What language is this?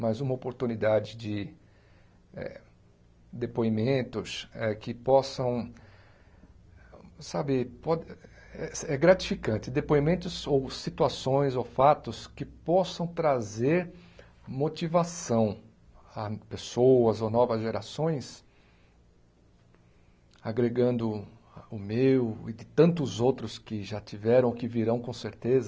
Portuguese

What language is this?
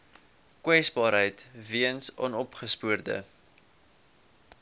Afrikaans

